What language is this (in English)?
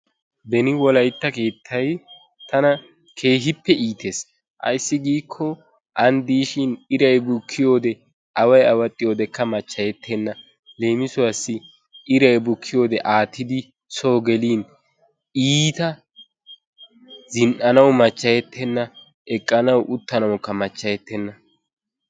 Wolaytta